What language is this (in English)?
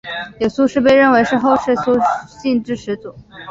Chinese